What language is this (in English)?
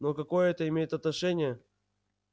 Russian